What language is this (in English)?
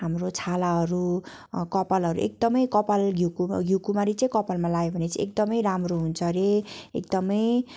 Nepali